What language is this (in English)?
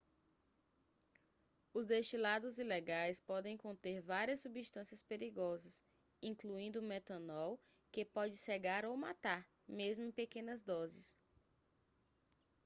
Portuguese